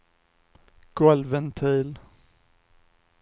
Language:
Swedish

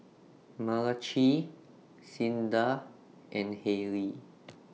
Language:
English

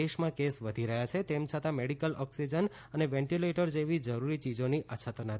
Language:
Gujarati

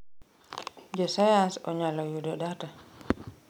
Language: Luo (Kenya and Tanzania)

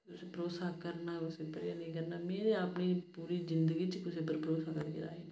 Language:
Dogri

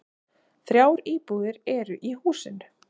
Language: Icelandic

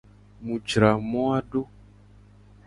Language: Gen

